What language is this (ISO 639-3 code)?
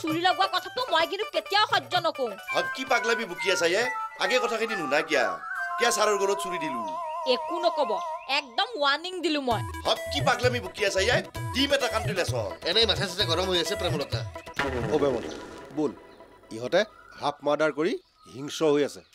ben